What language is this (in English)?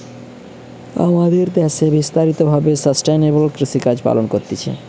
Bangla